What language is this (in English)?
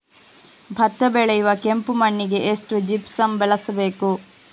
Kannada